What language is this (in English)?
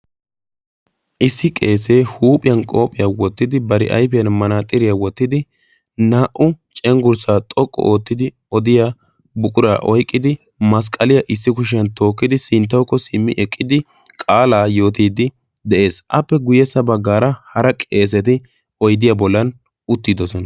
Wolaytta